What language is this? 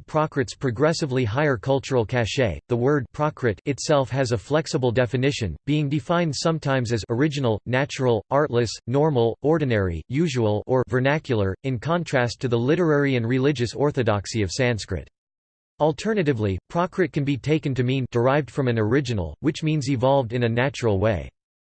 English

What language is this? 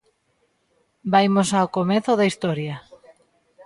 Galician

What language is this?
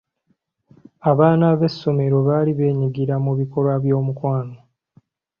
Ganda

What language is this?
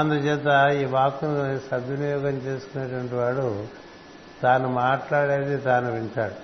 Telugu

